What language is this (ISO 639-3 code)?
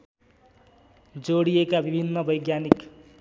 nep